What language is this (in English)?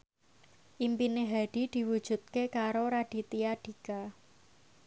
Javanese